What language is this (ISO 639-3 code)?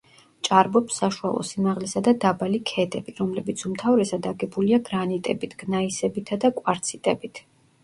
kat